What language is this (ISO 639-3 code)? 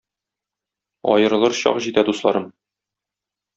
tat